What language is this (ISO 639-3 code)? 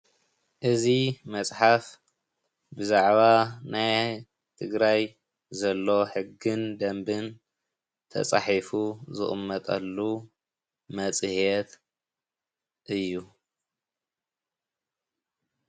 tir